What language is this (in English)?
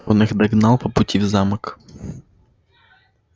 Russian